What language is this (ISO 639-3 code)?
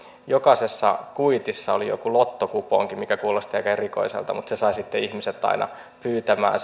fin